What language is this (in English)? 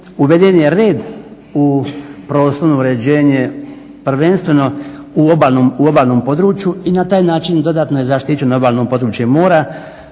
Croatian